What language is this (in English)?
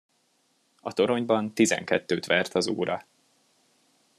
Hungarian